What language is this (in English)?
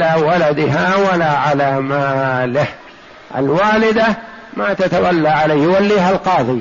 Arabic